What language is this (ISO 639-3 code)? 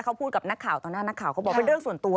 tha